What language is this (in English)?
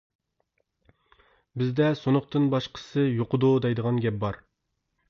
Uyghur